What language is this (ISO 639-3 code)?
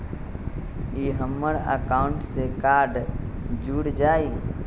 mag